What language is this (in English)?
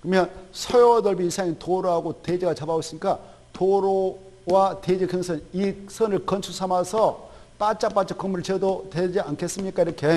Korean